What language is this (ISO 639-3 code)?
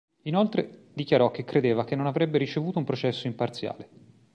ita